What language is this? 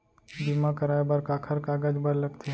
Chhattisgarhi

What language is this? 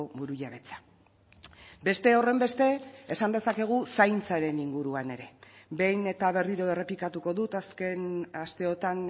Basque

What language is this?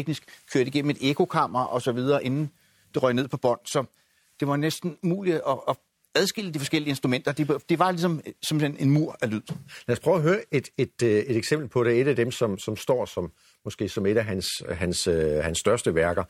Danish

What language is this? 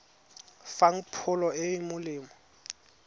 Tswana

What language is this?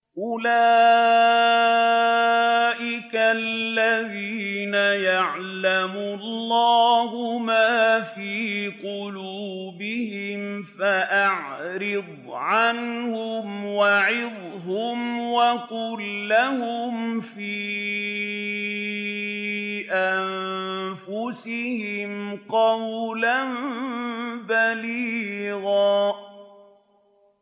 Arabic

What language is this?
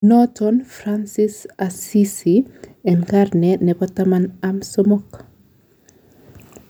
Kalenjin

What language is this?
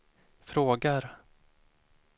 Swedish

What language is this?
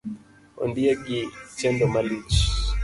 Luo (Kenya and Tanzania)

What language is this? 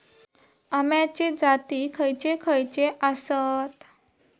Marathi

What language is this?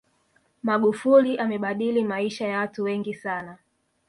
Swahili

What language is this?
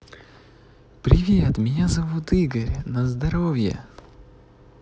Russian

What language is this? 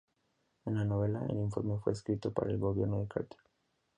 Spanish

